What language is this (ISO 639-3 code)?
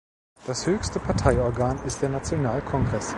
deu